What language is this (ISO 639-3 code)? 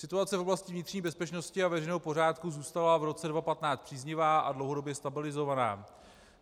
ces